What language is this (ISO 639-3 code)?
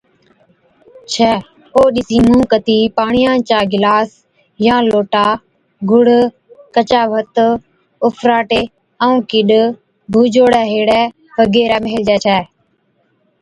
odk